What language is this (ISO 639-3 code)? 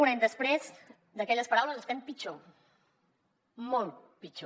cat